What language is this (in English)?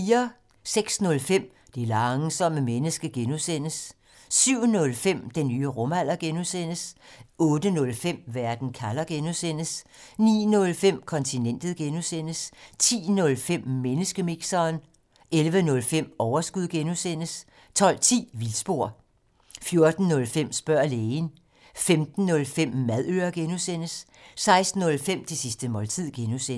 Danish